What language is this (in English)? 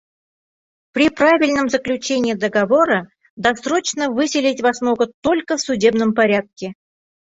Bashkir